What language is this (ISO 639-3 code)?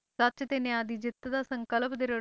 pan